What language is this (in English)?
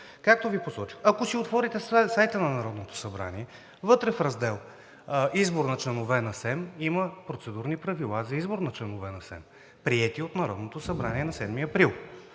Bulgarian